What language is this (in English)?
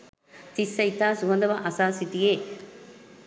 Sinhala